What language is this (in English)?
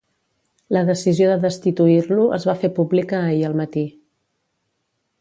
Catalan